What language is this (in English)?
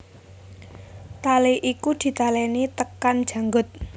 Javanese